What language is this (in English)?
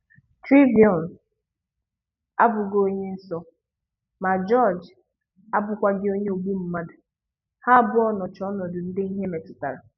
Igbo